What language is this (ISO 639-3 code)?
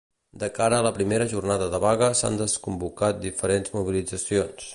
cat